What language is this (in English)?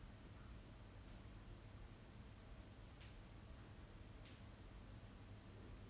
English